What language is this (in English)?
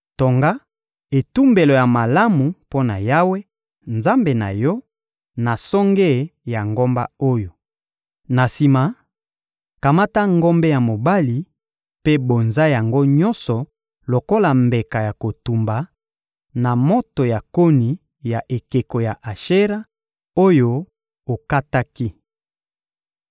Lingala